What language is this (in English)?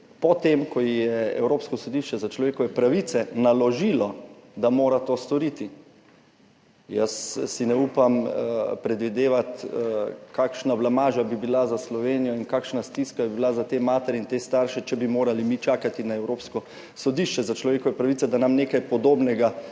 Slovenian